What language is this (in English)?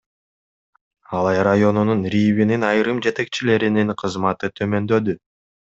Kyrgyz